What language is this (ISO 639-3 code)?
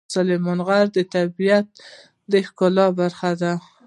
pus